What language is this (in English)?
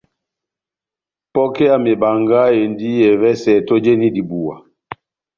Batanga